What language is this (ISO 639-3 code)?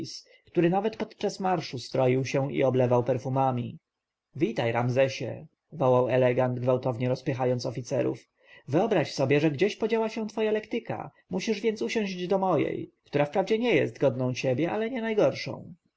pol